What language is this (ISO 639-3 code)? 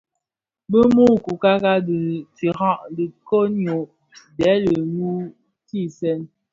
ksf